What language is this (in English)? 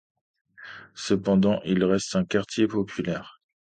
French